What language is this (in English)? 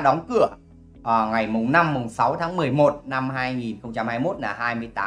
Vietnamese